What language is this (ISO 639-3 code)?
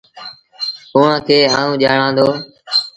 sbn